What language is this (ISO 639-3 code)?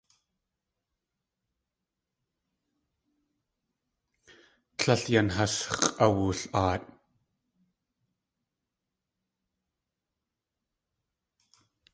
tli